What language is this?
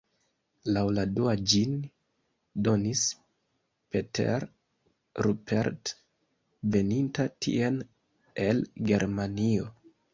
Esperanto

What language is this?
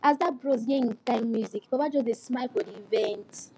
Nigerian Pidgin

